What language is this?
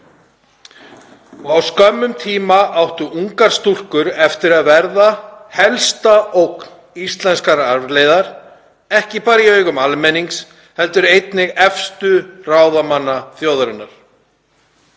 Icelandic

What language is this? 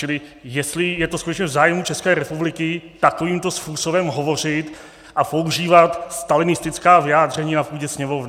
Czech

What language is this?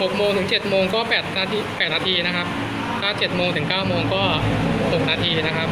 Thai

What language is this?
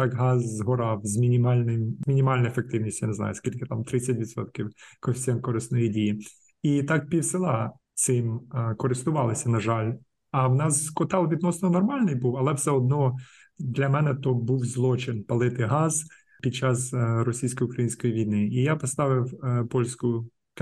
Ukrainian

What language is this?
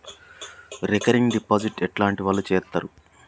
Telugu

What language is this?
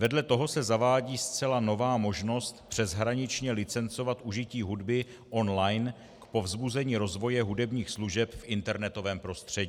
Czech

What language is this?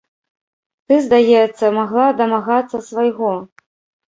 Belarusian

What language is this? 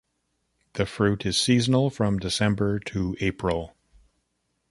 English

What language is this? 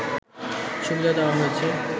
Bangla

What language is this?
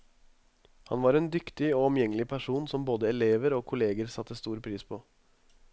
Norwegian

